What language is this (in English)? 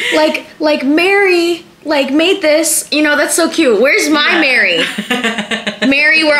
English